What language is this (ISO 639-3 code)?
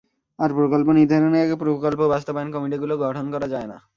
ben